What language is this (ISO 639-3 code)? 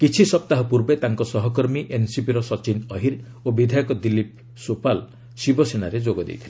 ori